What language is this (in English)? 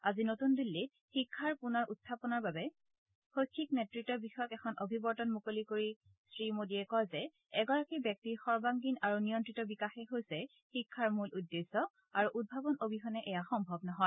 Assamese